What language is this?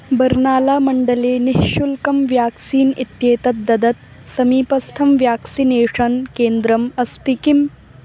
Sanskrit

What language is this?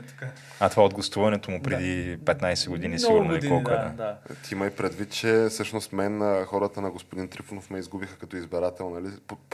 Bulgarian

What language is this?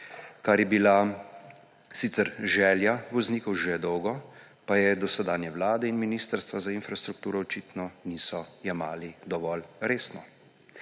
Slovenian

